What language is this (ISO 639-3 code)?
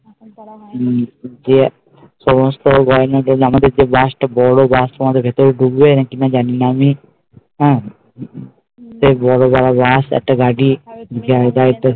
ben